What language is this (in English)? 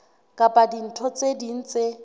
Southern Sotho